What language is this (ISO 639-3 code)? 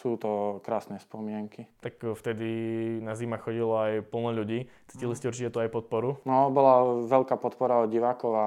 slk